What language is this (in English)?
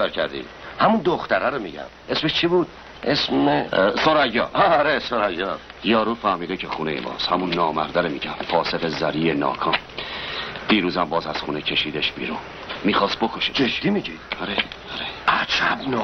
Persian